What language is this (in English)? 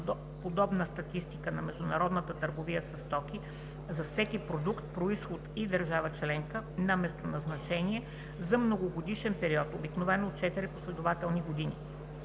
Bulgarian